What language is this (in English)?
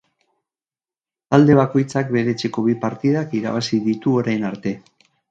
Basque